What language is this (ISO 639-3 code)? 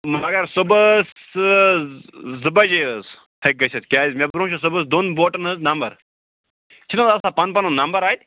kas